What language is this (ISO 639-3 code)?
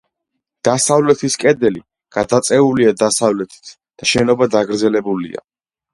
kat